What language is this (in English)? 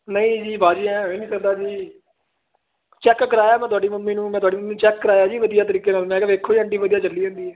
Punjabi